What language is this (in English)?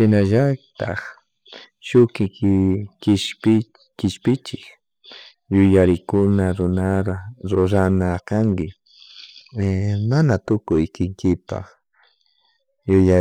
Chimborazo Highland Quichua